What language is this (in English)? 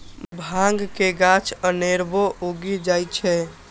Maithili